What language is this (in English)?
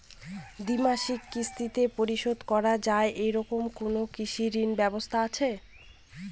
Bangla